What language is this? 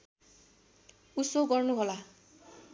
Nepali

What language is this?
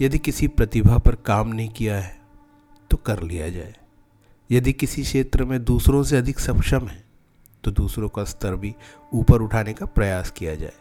Hindi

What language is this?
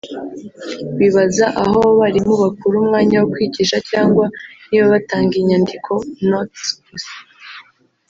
Kinyarwanda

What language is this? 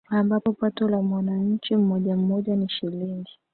Swahili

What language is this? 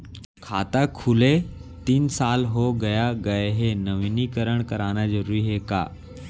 Chhattisgarhi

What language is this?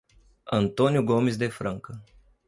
Portuguese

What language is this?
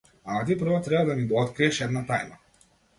Macedonian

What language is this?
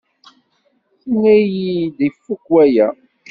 Kabyle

